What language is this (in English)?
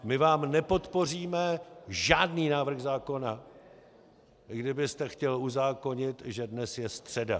Czech